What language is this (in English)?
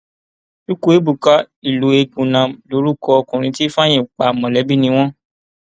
Yoruba